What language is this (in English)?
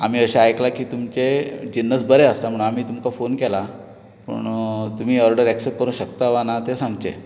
Konkani